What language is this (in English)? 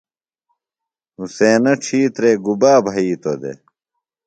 Phalura